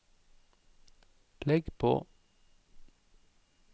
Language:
Norwegian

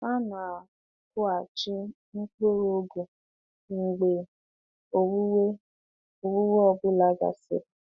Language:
Igbo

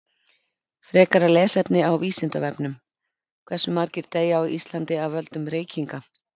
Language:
Icelandic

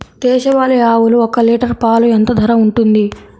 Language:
Telugu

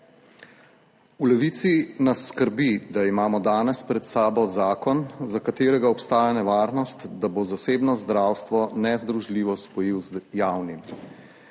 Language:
Slovenian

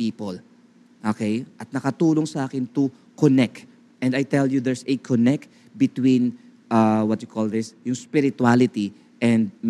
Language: Filipino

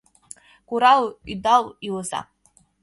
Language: Mari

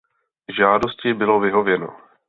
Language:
Czech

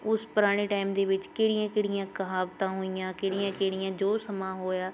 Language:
Punjabi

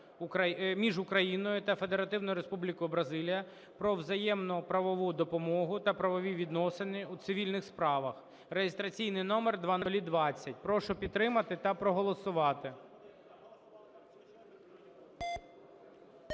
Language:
Ukrainian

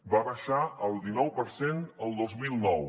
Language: Catalan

